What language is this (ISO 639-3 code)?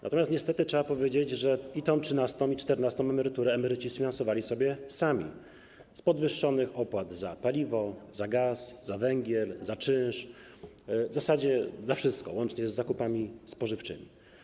pol